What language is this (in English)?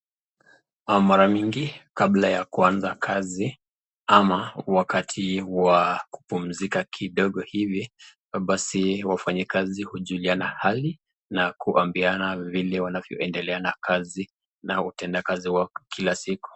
Swahili